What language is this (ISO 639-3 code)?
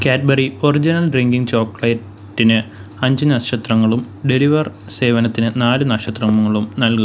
mal